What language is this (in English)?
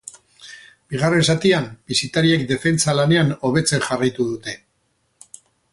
Basque